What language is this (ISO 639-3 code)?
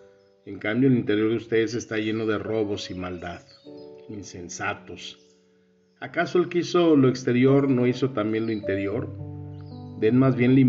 spa